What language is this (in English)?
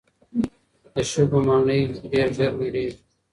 Pashto